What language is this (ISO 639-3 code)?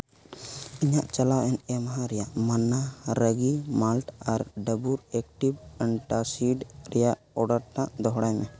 sat